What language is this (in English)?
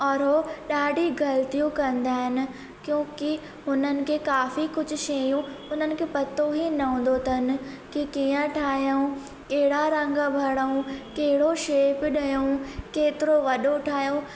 Sindhi